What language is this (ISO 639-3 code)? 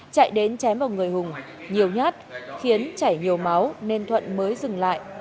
vie